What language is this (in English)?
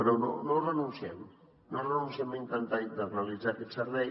Catalan